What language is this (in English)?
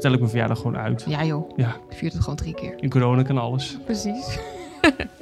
Dutch